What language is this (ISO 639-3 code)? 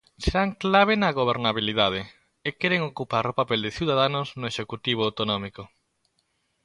glg